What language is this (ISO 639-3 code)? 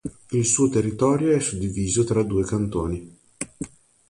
ita